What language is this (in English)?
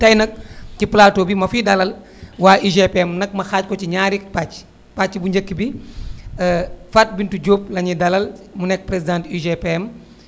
Wolof